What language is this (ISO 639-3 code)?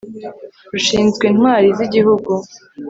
kin